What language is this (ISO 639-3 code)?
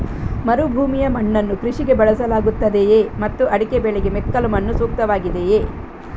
kan